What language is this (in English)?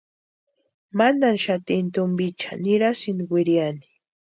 Western Highland Purepecha